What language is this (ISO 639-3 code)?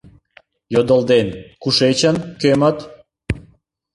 chm